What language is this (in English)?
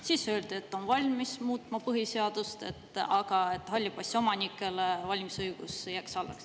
Estonian